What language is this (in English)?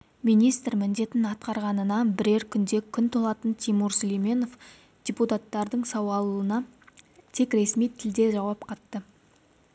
Kazakh